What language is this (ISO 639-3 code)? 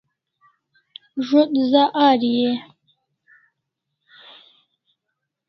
kls